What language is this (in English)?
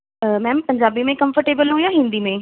Punjabi